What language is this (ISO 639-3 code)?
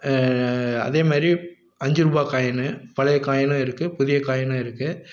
tam